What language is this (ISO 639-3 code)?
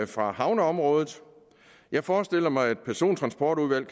dan